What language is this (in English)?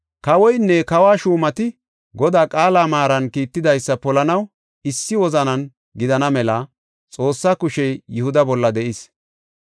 Gofa